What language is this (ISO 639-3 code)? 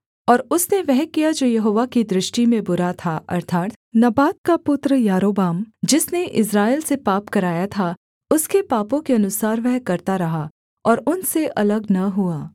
hin